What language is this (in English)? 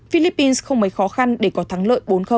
Vietnamese